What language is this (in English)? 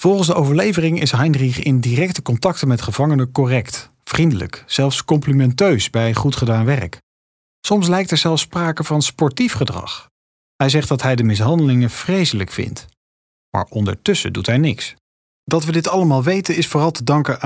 Dutch